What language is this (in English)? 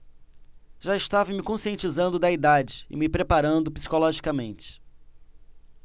Portuguese